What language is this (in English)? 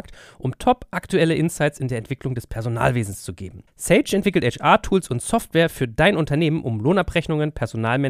German